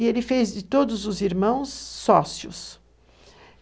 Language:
Portuguese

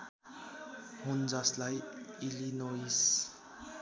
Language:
Nepali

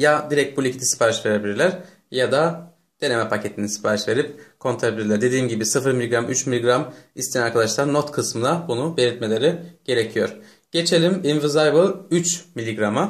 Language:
Turkish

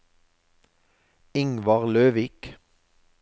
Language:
Norwegian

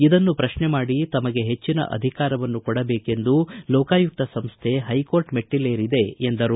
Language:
Kannada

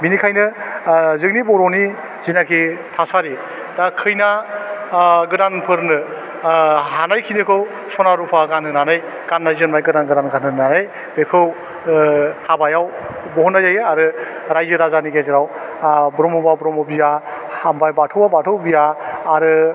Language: Bodo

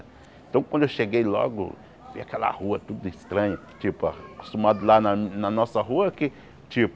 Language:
Portuguese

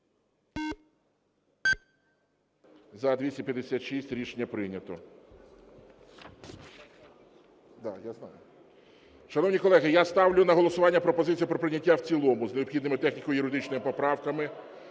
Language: Ukrainian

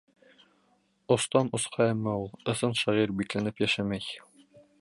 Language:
Bashkir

